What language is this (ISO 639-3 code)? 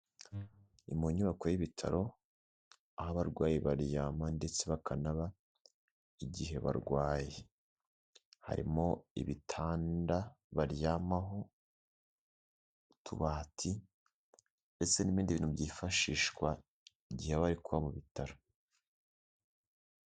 kin